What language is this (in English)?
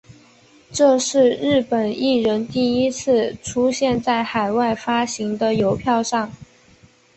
Chinese